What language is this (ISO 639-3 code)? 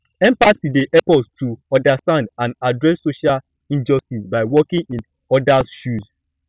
pcm